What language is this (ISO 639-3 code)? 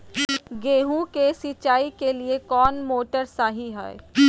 mag